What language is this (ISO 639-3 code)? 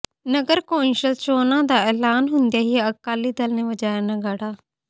pan